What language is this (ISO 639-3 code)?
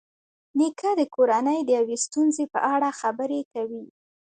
pus